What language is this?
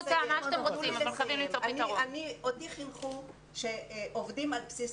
Hebrew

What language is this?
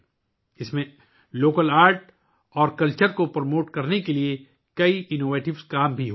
Urdu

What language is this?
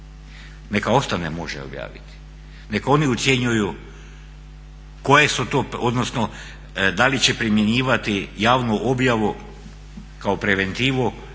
Croatian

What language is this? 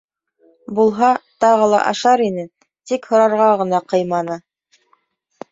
Bashkir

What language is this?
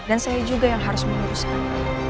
Indonesian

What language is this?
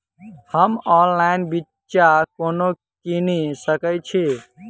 Maithili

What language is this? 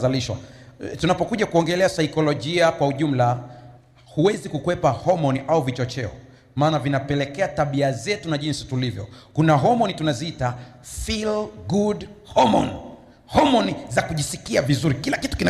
Swahili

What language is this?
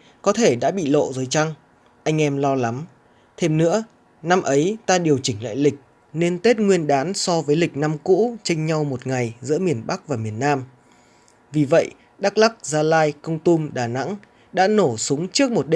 Vietnamese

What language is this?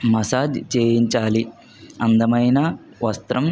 Telugu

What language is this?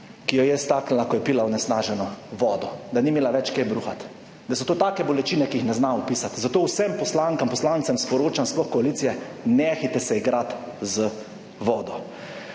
Slovenian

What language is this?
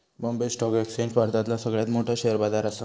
Marathi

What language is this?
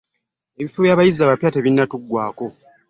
Ganda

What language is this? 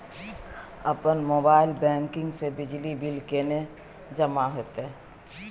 Maithili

